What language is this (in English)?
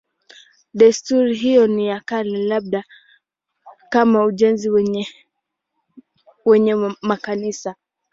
Swahili